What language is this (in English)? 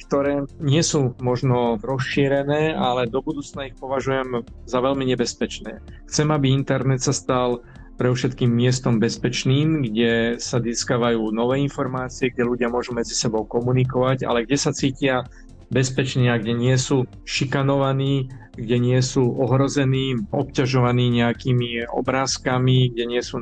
Slovak